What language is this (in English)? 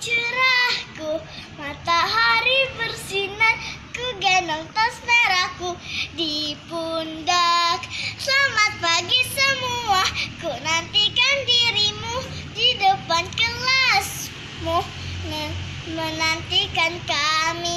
Indonesian